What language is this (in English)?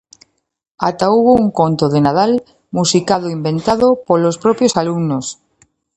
Galician